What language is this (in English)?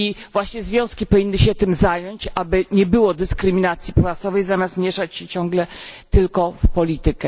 Polish